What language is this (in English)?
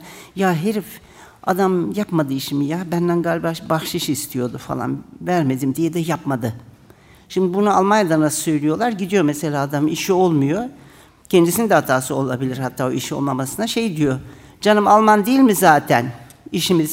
Turkish